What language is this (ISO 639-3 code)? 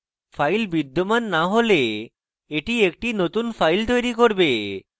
ben